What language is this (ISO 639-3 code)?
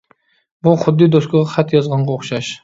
uig